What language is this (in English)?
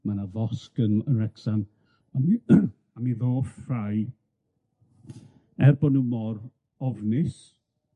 Welsh